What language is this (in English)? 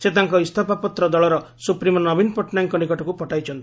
Odia